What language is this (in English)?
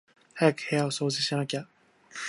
Japanese